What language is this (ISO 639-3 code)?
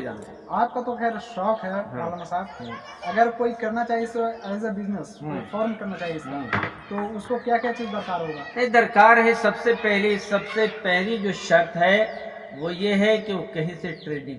urd